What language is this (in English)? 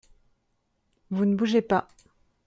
French